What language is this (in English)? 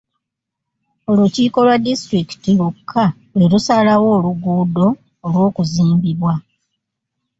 Ganda